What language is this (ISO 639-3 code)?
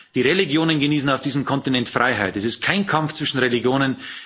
deu